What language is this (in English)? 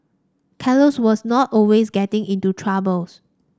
English